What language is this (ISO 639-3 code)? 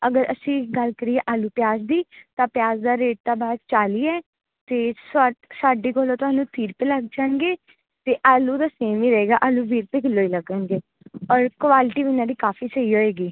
pan